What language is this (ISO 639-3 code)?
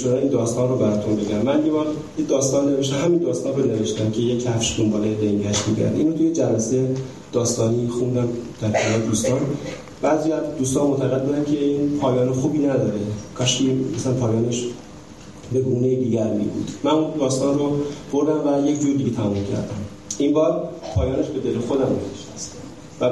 fas